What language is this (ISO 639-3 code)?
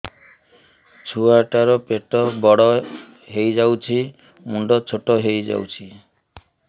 ori